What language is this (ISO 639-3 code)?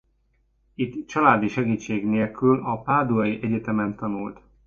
hun